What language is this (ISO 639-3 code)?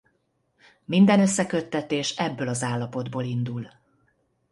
hun